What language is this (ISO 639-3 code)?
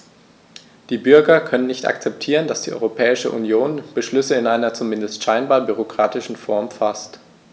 deu